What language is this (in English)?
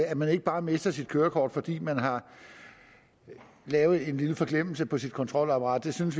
Danish